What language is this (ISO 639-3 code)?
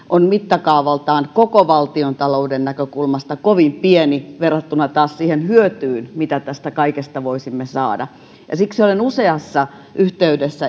fin